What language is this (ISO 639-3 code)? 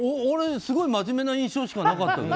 jpn